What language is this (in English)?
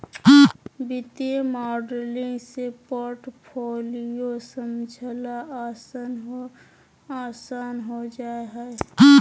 Magahi